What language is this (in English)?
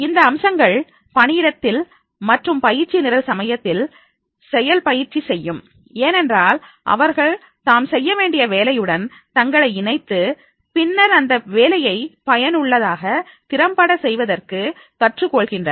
Tamil